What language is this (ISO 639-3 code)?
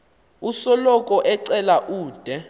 xho